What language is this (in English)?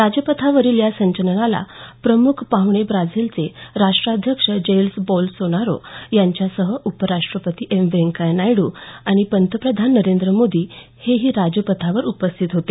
Marathi